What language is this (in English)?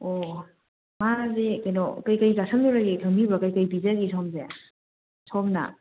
Manipuri